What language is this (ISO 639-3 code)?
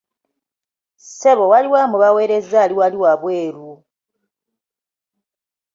lug